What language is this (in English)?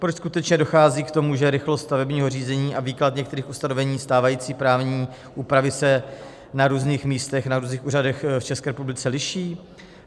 Czech